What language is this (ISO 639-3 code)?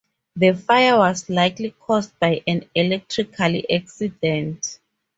eng